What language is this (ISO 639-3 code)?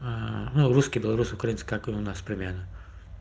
rus